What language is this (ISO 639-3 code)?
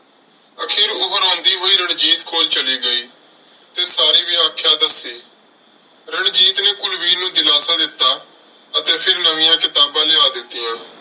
pan